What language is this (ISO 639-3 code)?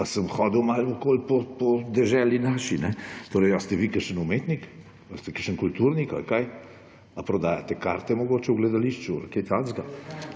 slv